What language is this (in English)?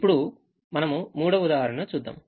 Telugu